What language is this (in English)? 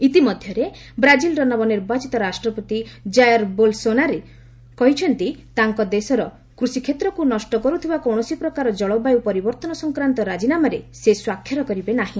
Odia